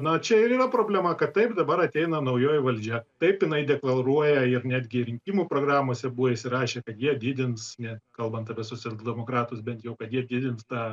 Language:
Lithuanian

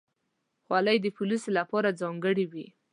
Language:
Pashto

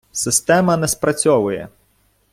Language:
Ukrainian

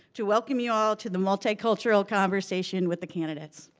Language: English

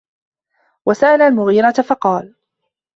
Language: Arabic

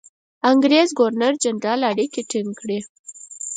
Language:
Pashto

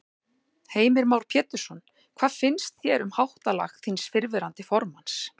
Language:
Icelandic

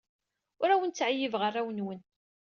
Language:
Kabyle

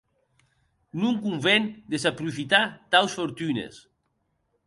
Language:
Occitan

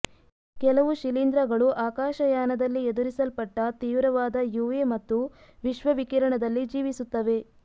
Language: Kannada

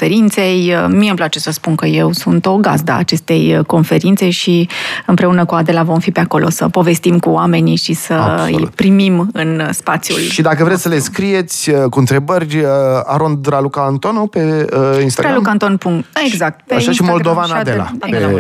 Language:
Romanian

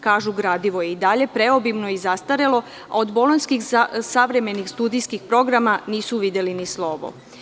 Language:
Serbian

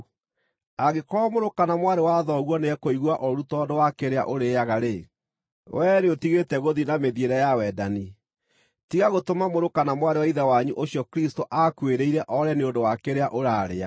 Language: Kikuyu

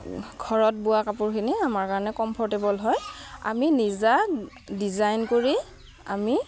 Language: Assamese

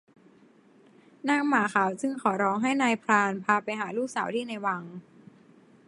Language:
Thai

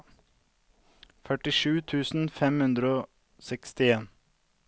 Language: Norwegian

